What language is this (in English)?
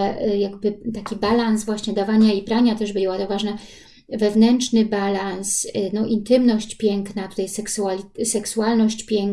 Polish